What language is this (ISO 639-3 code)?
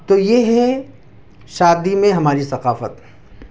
urd